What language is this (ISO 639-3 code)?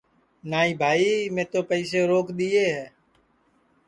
ssi